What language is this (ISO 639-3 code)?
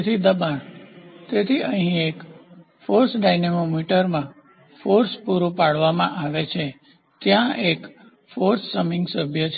guj